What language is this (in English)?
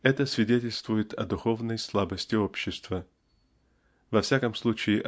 Russian